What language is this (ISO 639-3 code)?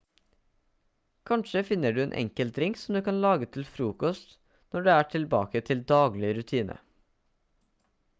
nob